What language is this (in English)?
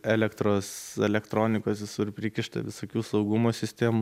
Lithuanian